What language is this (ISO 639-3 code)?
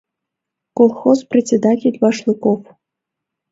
chm